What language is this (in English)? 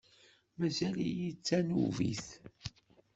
Kabyle